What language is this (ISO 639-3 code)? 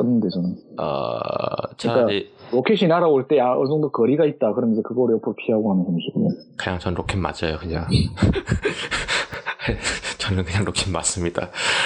kor